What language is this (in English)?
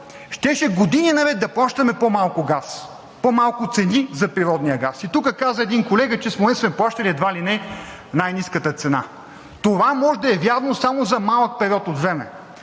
Bulgarian